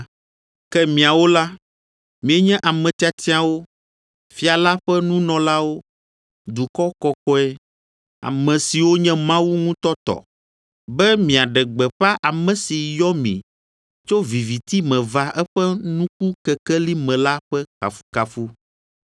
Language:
Ewe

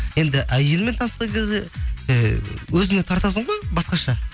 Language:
Kazakh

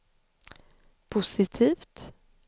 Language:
Swedish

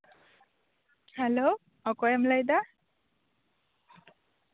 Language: Santali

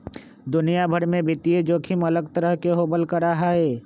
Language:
Magahi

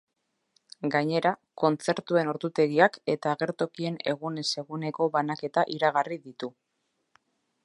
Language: Basque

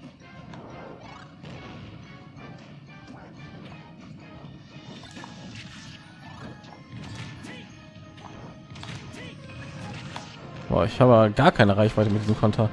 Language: German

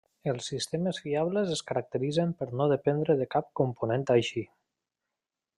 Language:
Catalan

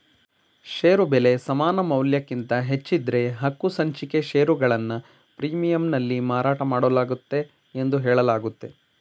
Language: Kannada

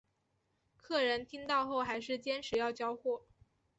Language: Chinese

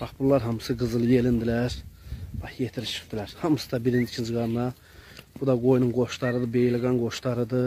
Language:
Turkish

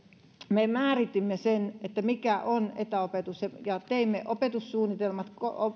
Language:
Finnish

